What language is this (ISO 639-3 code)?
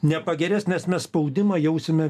lit